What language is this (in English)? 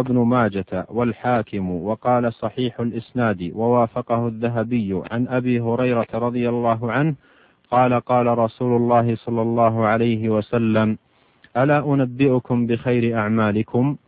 Arabic